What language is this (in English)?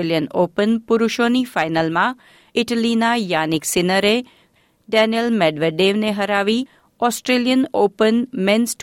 Gujarati